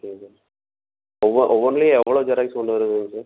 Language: Tamil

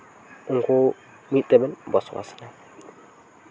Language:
Santali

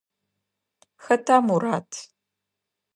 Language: Adyghe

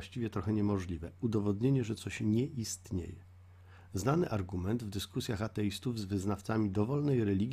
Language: Polish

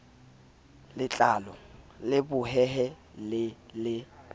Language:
Southern Sotho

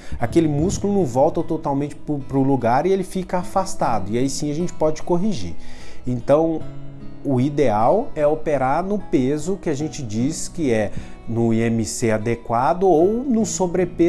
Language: Portuguese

